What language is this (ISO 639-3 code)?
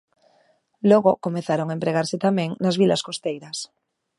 glg